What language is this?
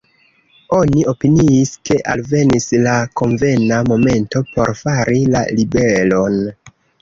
Esperanto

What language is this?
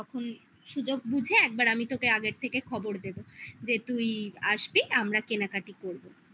Bangla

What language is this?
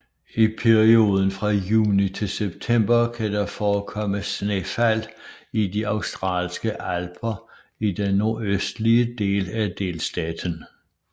Danish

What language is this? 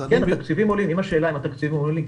Hebrew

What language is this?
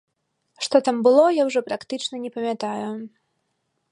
Belarusian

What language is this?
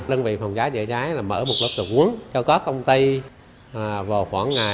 Vietnamese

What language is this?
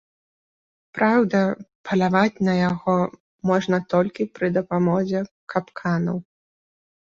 Belarusian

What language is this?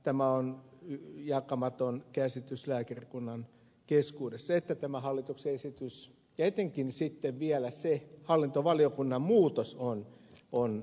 Finnish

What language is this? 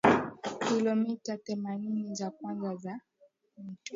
Swahili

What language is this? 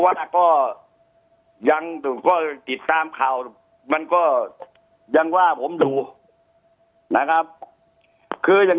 Thai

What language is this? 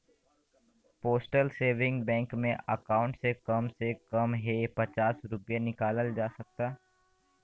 Bhojpuri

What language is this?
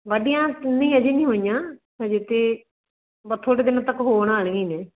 Punjabi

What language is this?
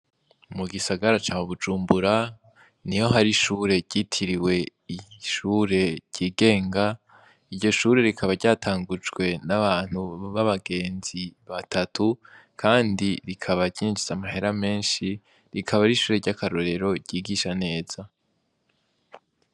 Rundi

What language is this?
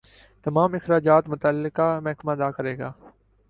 Urdu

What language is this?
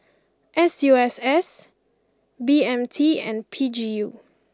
English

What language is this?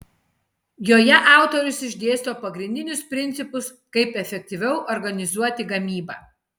Lithuanian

